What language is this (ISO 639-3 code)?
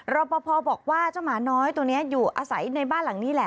tha